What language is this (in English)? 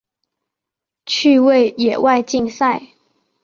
Chinese